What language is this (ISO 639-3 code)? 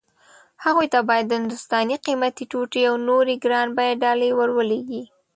pus